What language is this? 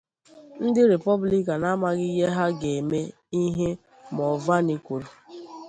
Igbo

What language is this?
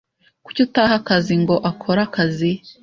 Kinyarwanda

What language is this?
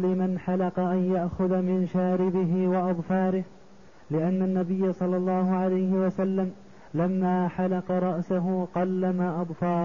Arabic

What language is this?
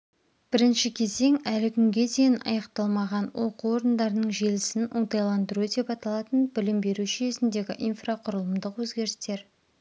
Kazakh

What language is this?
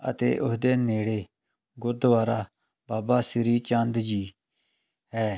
Punjabi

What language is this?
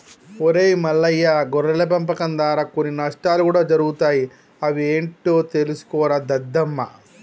Telugu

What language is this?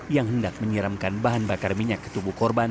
Indonesian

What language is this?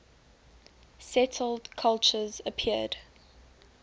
English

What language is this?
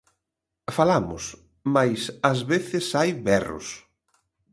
Galician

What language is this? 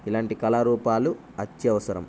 Telugu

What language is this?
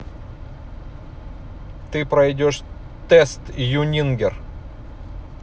Russian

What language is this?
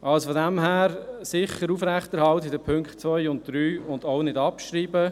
Swiss German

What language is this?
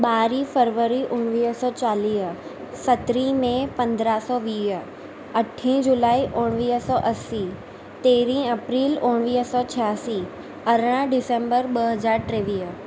Sindhi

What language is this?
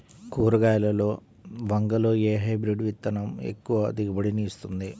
Telugu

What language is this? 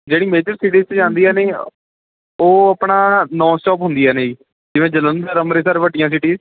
Punjabi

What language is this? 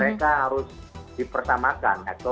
Indonesian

